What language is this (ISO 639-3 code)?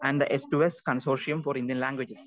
mal